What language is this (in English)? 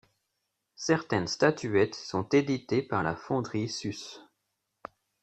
French